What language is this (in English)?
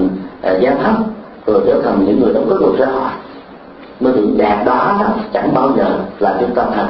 Vietnamese